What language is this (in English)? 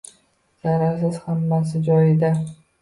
Uzbek